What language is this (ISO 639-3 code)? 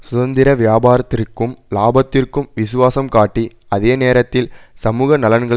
tam